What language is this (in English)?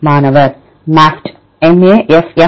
Tamil